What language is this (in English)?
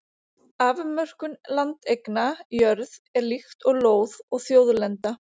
Icelandic